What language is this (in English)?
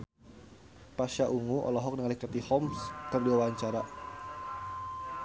Sundanese